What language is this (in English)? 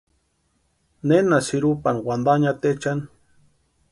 Western Highland Purepecha